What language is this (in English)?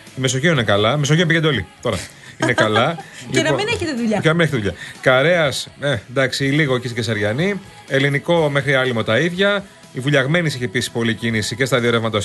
Greek